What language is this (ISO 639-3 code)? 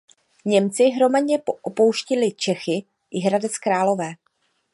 ces